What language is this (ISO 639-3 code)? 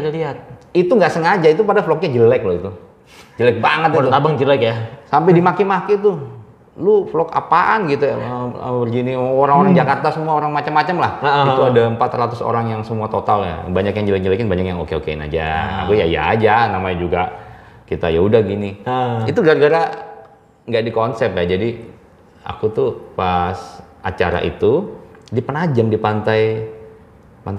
ind